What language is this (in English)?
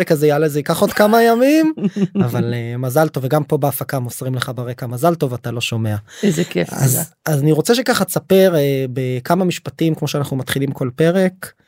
Hebrew